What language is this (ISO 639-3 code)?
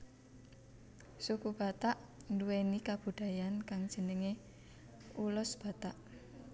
jav